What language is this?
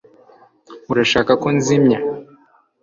Kinyarwanda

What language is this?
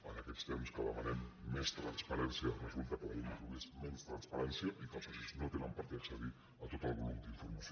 Catalan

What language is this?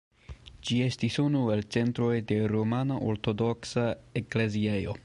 Esperanto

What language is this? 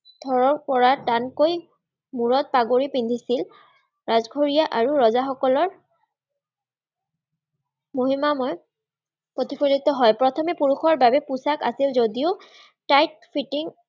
Assamese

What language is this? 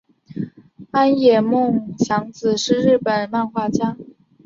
Chinese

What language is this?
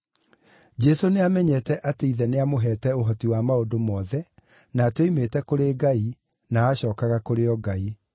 Kikuyu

